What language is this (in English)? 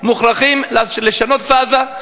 Hebrew